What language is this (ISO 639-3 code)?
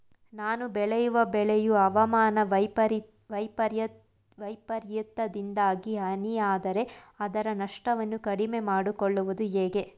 kan